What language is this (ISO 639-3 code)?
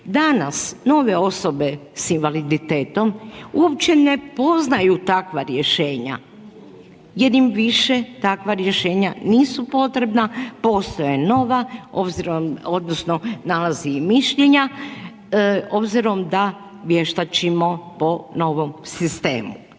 hrv